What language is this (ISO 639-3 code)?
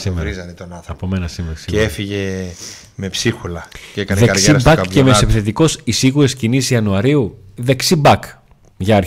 ell